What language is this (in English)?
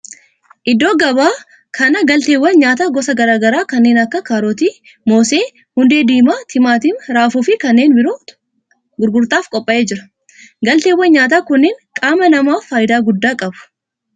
Oromo